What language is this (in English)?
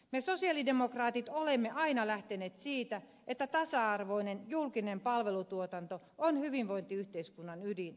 Finnish